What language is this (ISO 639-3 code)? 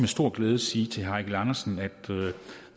dan